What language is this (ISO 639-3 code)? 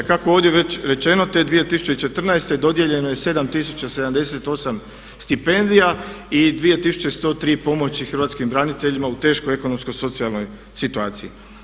hrv